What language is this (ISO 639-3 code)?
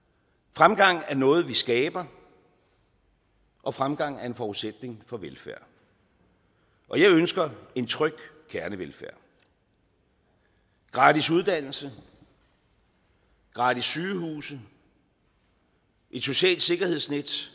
dan